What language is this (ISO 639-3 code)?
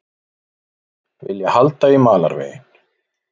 isl